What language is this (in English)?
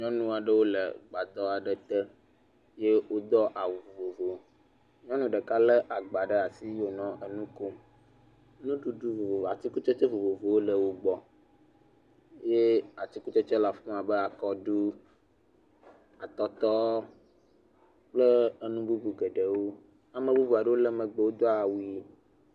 Ewe